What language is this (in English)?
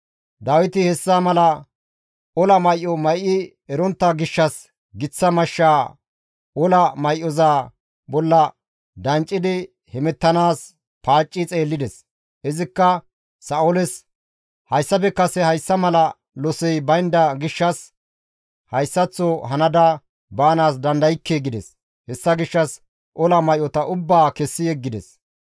Gamo